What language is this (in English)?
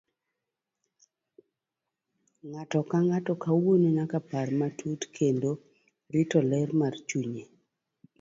Luo (Kenya and Tanzania)